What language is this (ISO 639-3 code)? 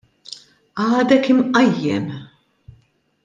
mlt